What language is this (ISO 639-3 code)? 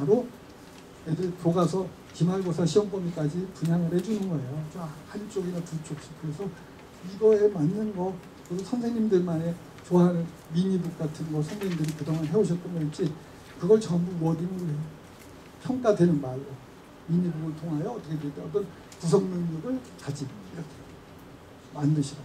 kor